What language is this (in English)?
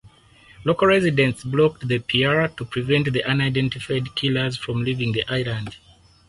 English